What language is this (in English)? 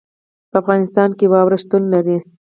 Pashto